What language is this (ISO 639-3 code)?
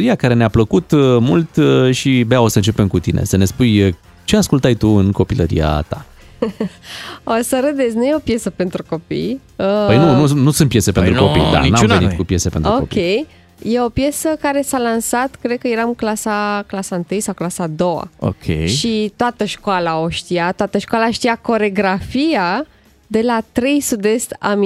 ron